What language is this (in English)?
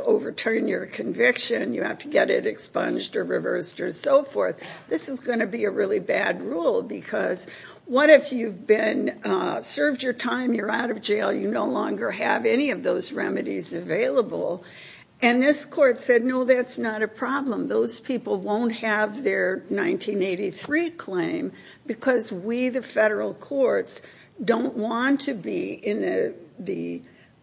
English